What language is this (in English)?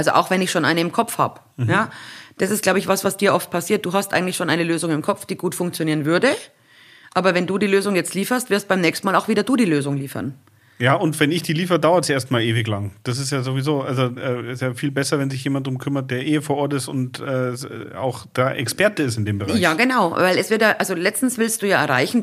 German